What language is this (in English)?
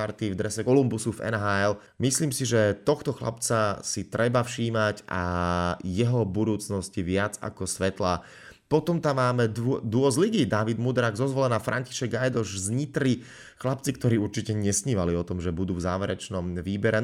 Slovak